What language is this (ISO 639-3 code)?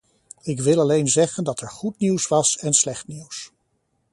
nld